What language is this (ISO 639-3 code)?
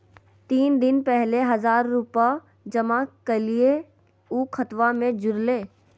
mag